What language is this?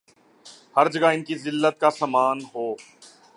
Urdu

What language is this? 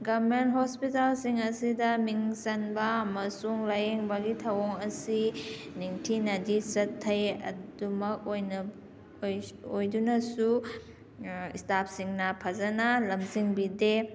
Manipuri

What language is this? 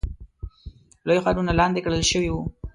Pashto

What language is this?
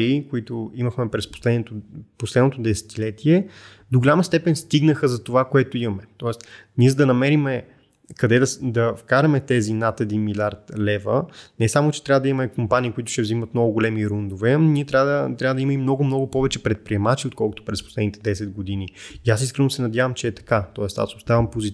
Bulgarian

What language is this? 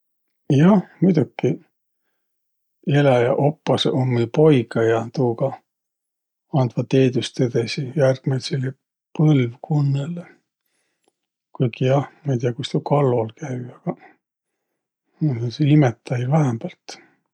Võro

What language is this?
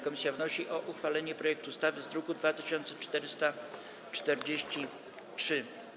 Polish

